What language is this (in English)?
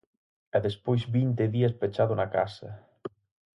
Galician